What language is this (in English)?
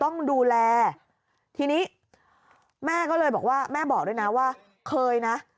Thai